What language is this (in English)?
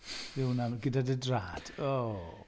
Welsh